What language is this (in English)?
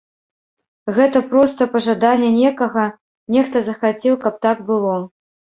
Belarusian